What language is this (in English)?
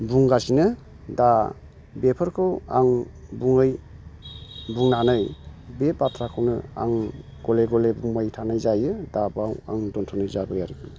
Bodo